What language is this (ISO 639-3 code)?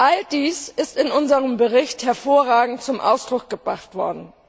deu